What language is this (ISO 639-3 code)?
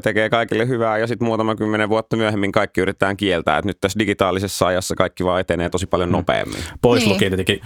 fin